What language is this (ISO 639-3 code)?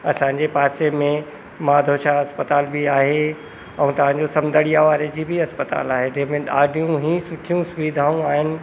snd